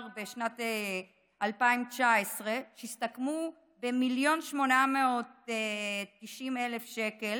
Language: Hebrew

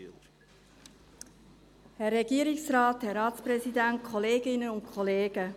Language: Swiss German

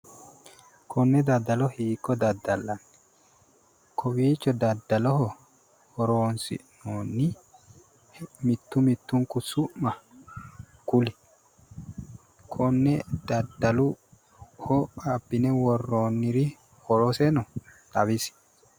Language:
Sidamo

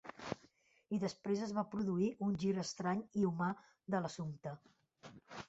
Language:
Catalan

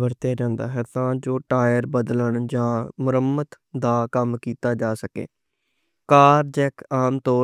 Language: Western Panjabi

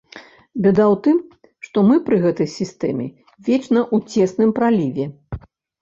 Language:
Belarusian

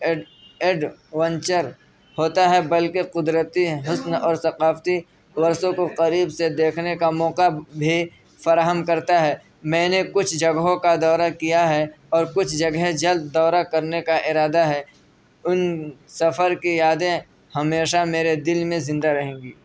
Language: Urdu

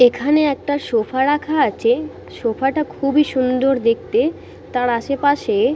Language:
Bangla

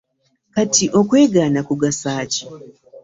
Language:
Ganda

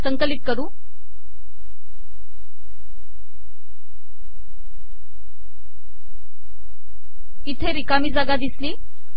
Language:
Marathi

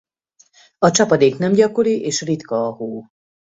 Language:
Hungarian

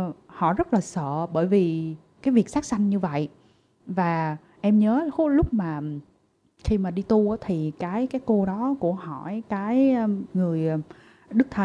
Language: Vietnamese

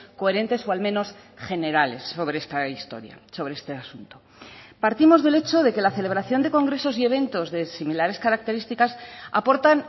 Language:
Spanish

